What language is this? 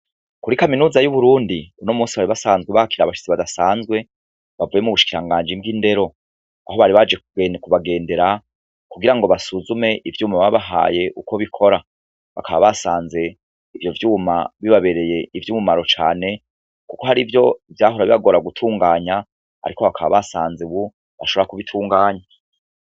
Rundi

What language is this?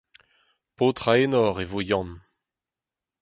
Breton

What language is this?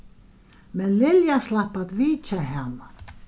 Faroese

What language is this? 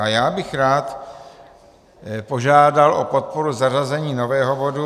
Czech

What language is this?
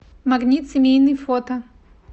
Russian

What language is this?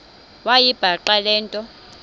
Xhosa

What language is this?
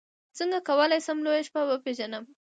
Pashto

